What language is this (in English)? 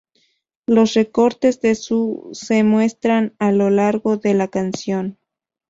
Spanish